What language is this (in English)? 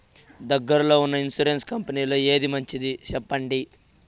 Telugu